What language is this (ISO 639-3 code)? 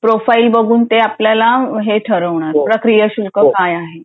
mar